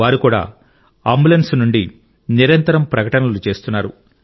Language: Telugu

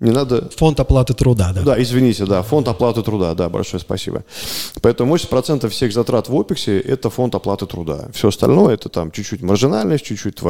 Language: Russian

